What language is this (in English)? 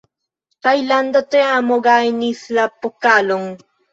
Esperanto